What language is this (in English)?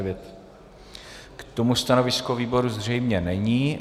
Czech